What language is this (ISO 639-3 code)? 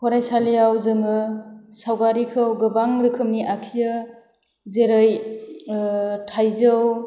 brx